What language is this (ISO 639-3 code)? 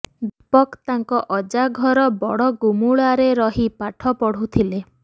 ori